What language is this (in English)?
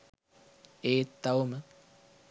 Sinhala